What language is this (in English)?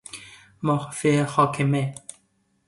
Persian